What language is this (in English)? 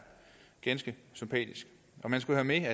Danish